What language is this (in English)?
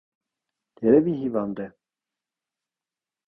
Armenian